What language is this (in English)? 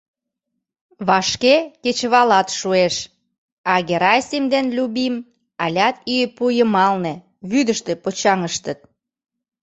Mari